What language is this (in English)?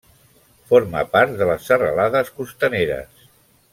Catalan